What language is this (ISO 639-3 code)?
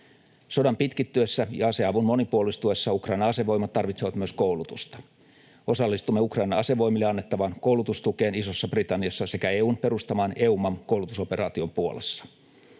fin